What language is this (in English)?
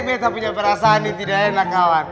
Indonesian